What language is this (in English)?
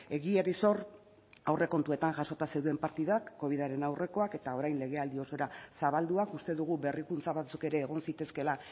Basque